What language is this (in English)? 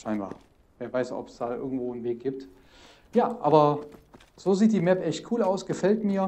German